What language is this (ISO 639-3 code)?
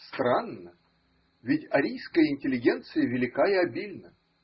rus